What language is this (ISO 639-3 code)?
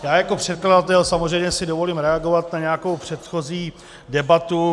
ces